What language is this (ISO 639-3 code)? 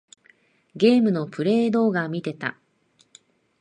jpn